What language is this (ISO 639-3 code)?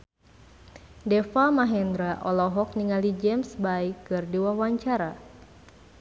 sun